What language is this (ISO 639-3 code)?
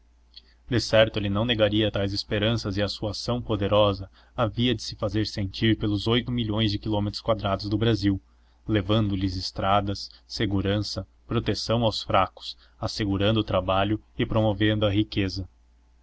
por